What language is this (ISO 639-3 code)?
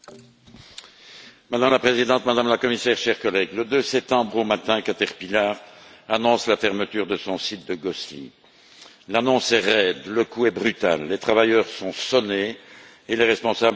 fra